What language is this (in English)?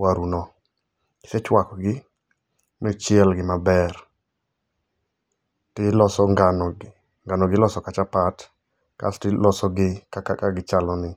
Luo (Kenya and Tanzania)